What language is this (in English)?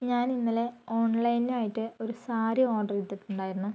Malayalam